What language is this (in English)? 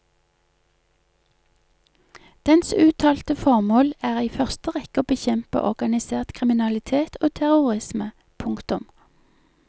Norwegian